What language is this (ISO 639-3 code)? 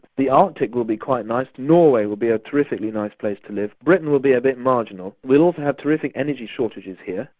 eng